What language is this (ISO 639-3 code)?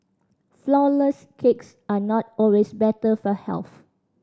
eng